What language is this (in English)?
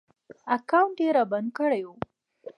Pashto